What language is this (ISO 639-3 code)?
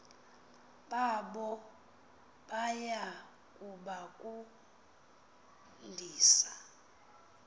xho